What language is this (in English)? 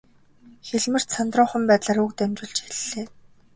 Mongolian